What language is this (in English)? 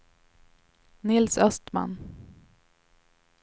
Swedish